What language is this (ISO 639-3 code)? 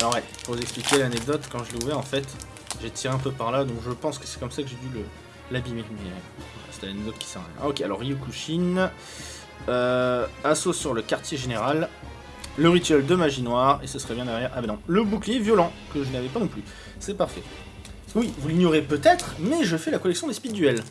fra